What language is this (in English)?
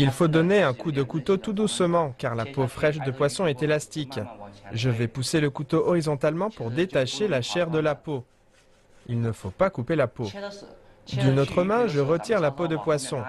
French